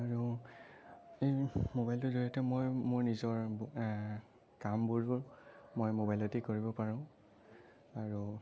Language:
Assamese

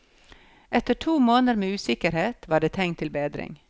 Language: Norwegian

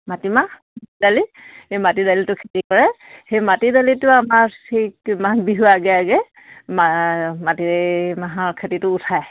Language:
Assamese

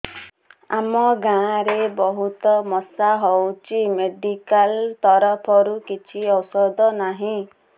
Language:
Odia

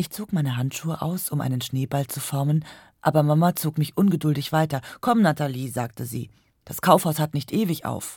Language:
German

